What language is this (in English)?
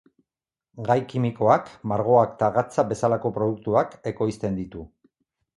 Basque